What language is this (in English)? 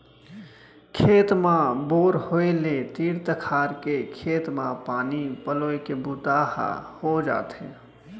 Chhattisgarhi